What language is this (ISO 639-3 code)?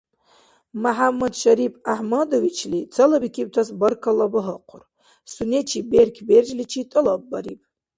dar